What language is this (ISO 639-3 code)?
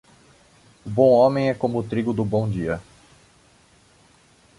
por